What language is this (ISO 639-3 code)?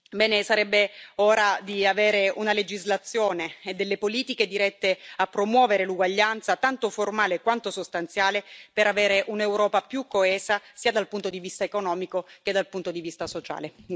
ita